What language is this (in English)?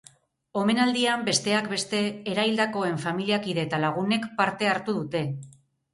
Basque